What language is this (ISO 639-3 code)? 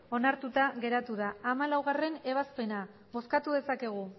eus